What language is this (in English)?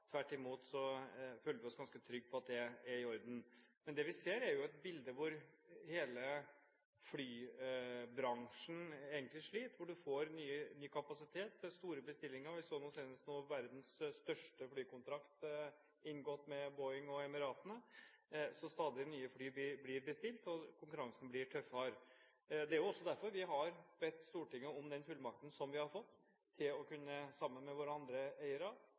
Norwegian Bokmål